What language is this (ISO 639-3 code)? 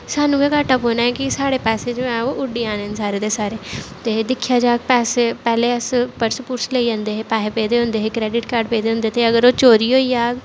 doi